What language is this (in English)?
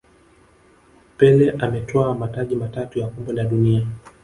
Swahili